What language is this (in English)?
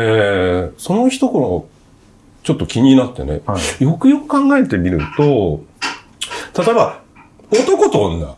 Japanese